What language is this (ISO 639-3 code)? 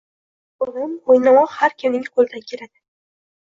uzb